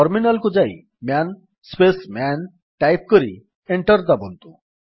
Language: Odia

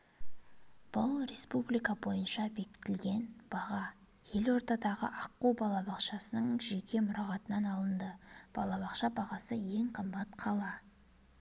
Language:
Kazakh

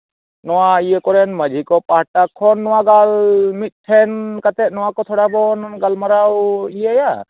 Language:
Santali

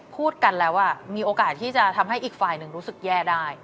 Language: Thai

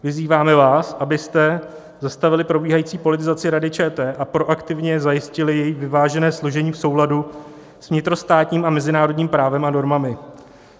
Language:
Czech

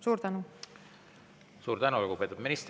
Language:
Estonian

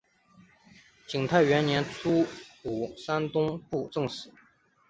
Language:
Chinese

